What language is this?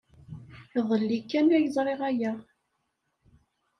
Kabyle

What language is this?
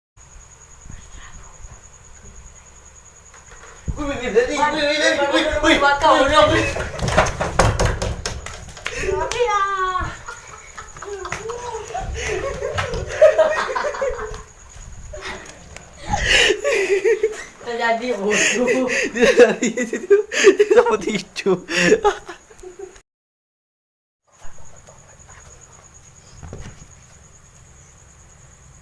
Spanish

